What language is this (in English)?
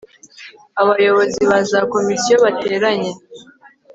Kinyarwanda